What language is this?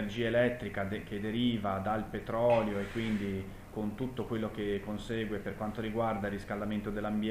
Italian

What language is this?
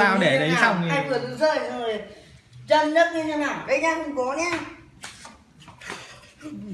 Vietnamese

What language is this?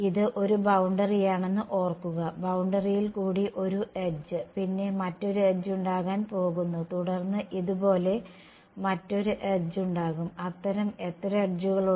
Malayalam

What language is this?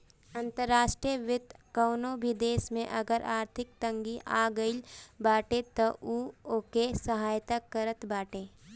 Bhojpuri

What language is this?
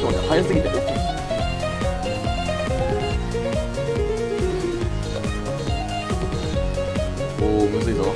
Japanese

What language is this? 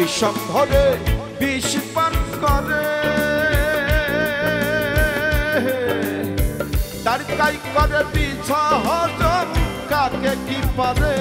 Romanian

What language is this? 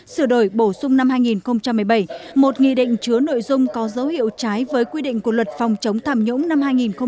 Vietnamese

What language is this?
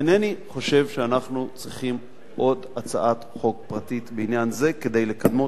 Hebrew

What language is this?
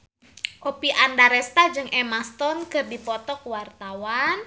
Sundanese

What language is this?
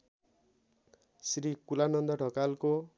Nepali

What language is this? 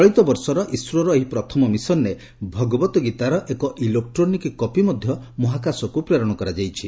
Odia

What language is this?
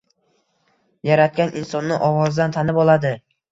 Uzbek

